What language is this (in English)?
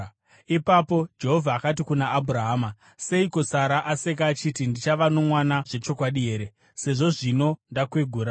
Shona